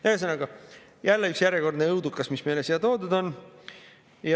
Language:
Estonian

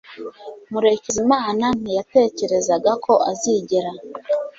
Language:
Kinyarwanda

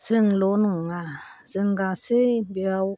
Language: Bodo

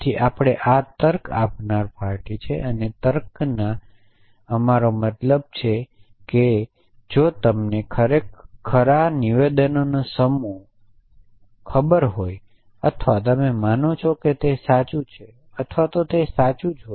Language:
Gujarati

